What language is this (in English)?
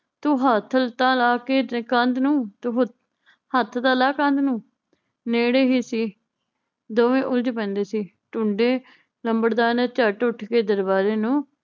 Punjabi